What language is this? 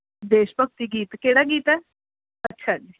Punjabi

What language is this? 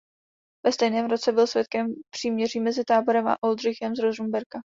Czech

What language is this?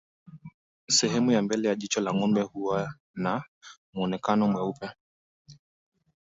Swahili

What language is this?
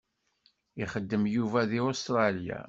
Kabyle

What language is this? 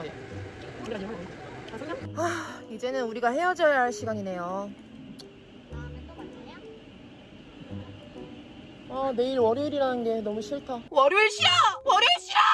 Korean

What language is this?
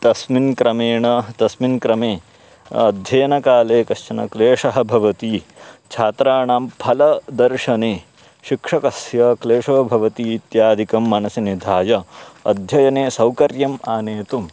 Sanskrit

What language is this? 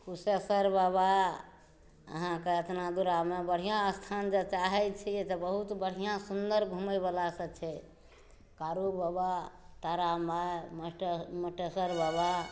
Maithili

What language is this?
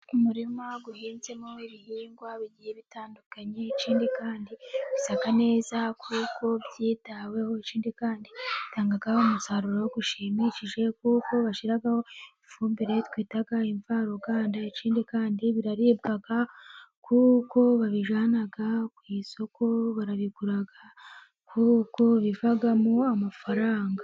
Kinyarwanda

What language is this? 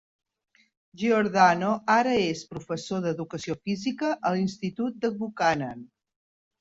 Catalan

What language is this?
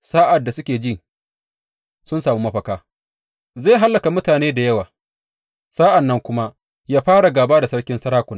Hausa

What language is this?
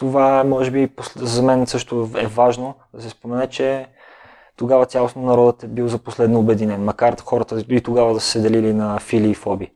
Bulgarian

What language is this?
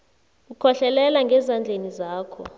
South Ndebele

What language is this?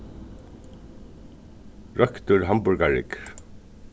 Faroese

